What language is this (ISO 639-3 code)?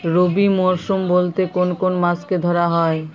ben